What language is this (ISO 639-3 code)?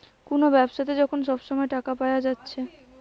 ben